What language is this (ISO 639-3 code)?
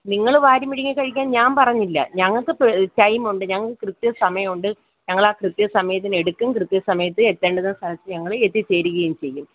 mal